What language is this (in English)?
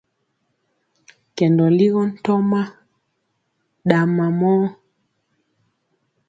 Mpiemo